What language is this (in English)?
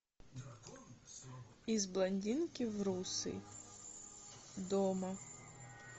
Russian